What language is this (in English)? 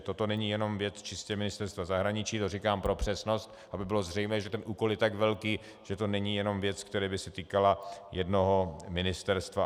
Czech